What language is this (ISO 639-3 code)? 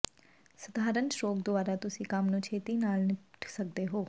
pan